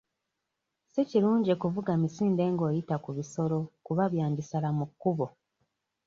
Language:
Ganda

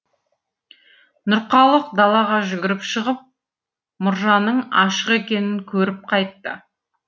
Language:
Kazakh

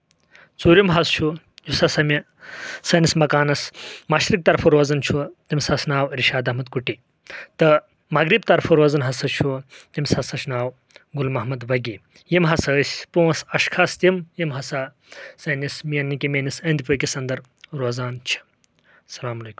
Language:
Kashmiri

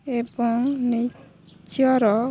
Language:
Odia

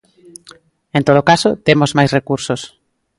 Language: Galician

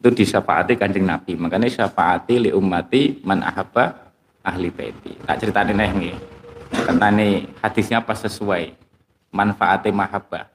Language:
Indonesian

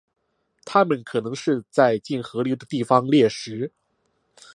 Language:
Chinese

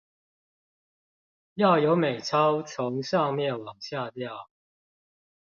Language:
Chinese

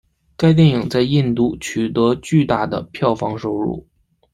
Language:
Chinese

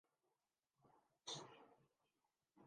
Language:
Urdu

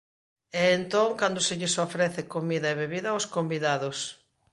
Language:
Galician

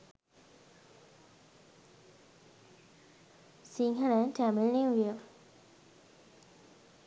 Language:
Sinhala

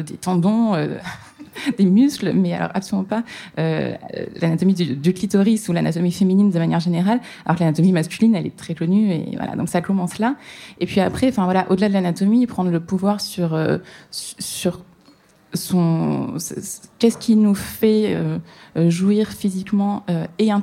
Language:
French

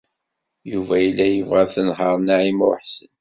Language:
Kabyle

